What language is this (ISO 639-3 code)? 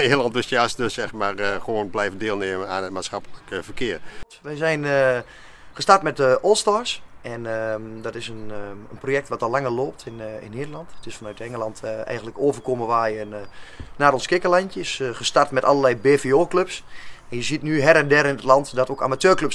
nld